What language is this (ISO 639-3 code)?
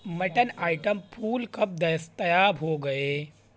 urd